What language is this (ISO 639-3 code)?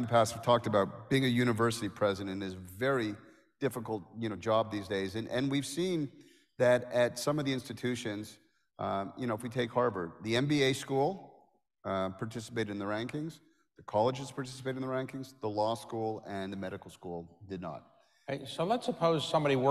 eng